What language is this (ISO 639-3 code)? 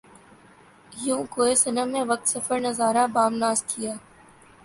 urd